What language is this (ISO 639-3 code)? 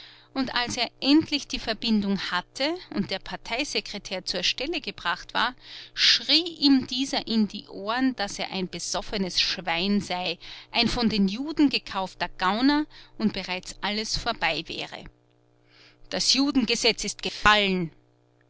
deu